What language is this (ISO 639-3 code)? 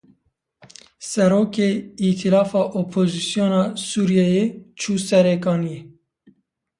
kur